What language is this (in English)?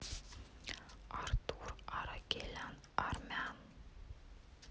Russian